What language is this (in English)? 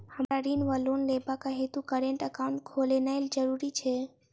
Maithili